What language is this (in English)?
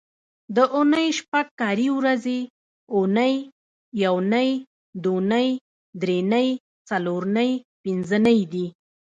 Pashto